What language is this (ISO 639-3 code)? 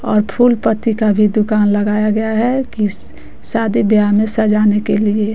hin